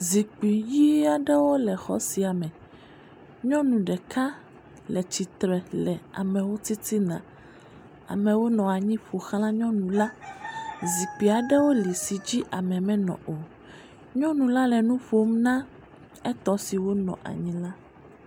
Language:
Ewe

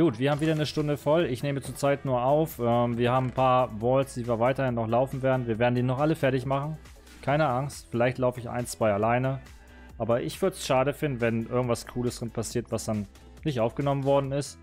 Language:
German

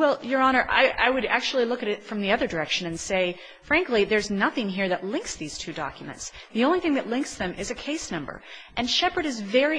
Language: English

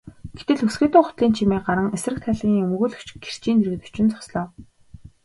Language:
Mongolian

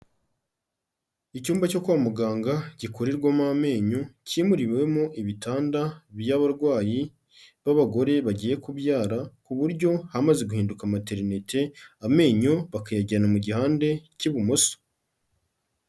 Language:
Kinyarwanda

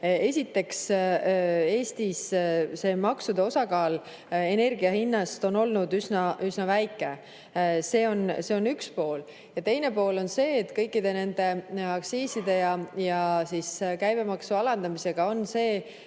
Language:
Estonian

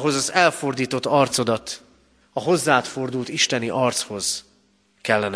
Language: Hungarian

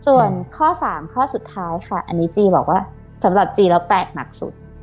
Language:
Thai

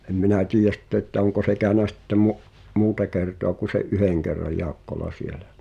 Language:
Finnish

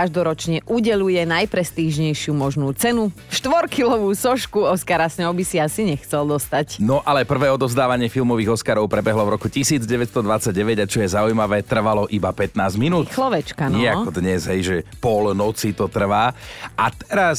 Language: Slovak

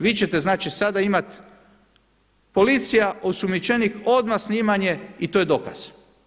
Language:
Croatian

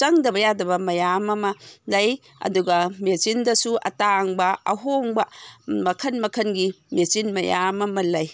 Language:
Manipuri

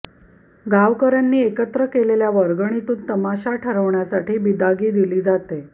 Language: Marathi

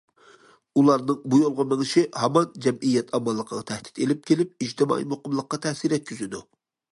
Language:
Uyghur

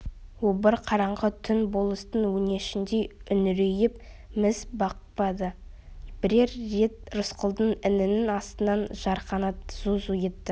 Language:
Kazakh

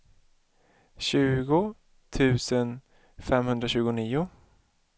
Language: Swedish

